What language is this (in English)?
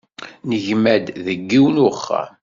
Kabyle